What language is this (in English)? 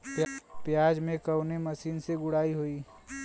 Bhojpuri